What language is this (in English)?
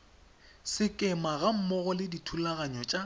Tswana